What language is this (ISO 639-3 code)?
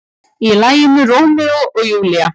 isl